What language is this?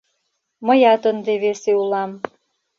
Mari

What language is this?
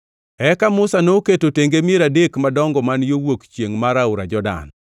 Luo (Kenya and Tanzania)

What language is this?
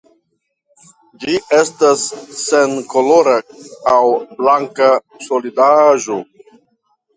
Esperanto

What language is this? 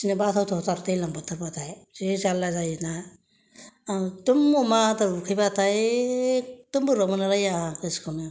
Bodo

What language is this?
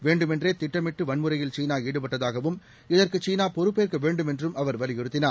Tamil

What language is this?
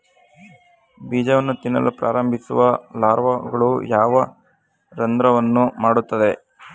Kannada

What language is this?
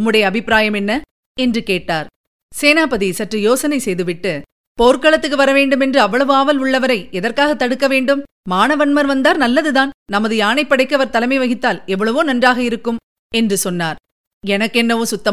Tamil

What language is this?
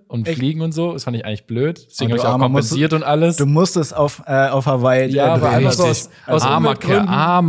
German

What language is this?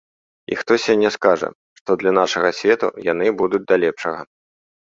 Belarusian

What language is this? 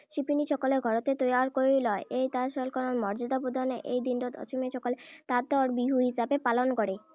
Assamese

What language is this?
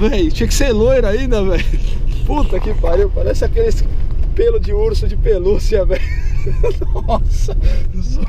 Portuguese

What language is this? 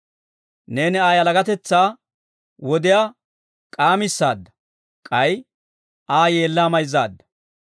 Dawro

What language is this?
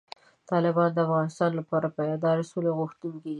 Pashto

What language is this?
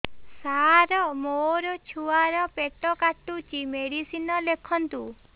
Odia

